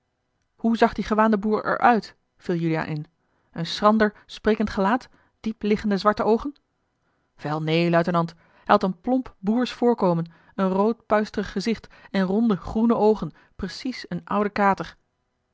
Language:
Dutch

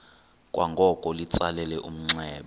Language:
Xhosa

